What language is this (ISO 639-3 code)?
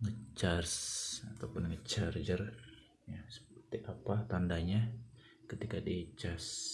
ind